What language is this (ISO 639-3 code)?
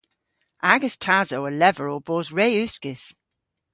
cor